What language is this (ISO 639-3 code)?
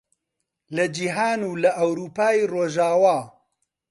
ckb